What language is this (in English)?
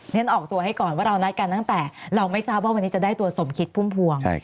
Thai